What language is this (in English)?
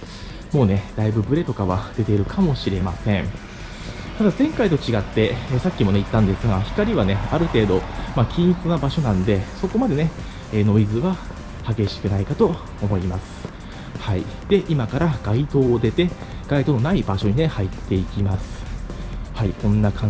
Japanese